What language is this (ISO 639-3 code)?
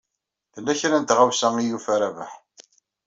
kab